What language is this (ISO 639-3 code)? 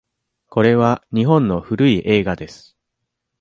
jpn